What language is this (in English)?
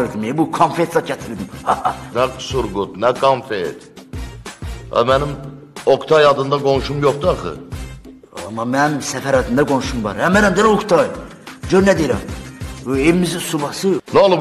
Turkish